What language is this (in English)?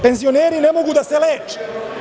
Serbian